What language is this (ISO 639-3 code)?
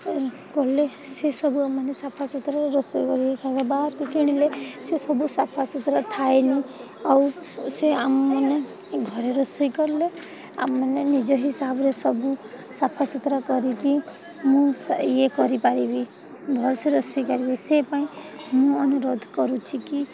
ori